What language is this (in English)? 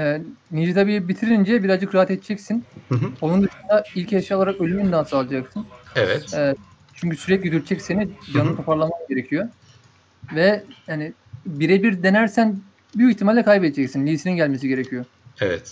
Turkish